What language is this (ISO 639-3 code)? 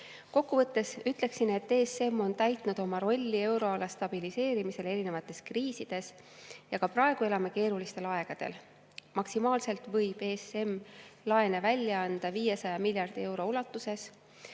est